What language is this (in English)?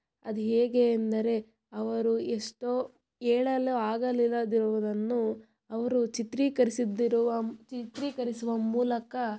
Kannada